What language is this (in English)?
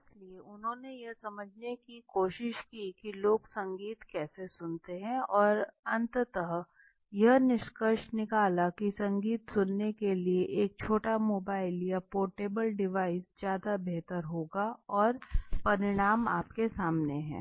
Hindi